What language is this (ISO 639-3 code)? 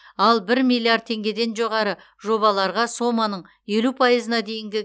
kaz